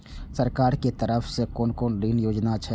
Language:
Maithili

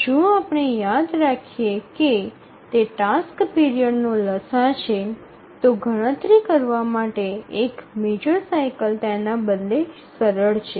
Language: Gujarati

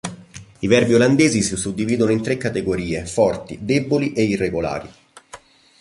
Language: Italian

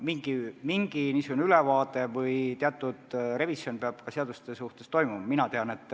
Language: Estonian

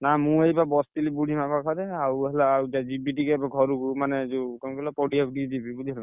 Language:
Odia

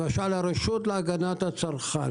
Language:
Hebrew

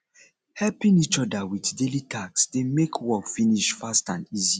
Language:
Nigerian Pidgin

